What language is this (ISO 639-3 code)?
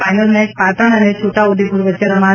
guj